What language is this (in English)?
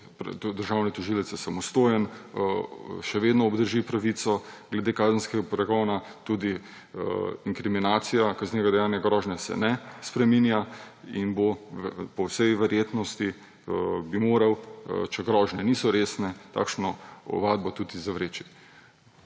Slovenian